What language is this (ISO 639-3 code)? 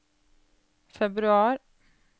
nor